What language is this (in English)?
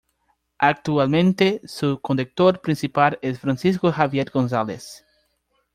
Spanish